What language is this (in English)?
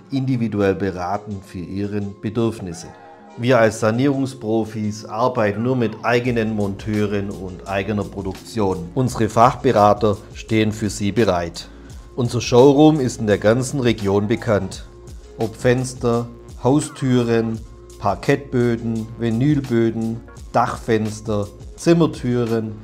German